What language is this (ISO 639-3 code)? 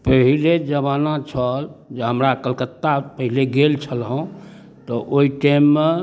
mai